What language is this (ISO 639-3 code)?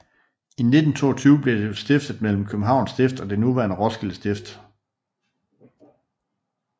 dan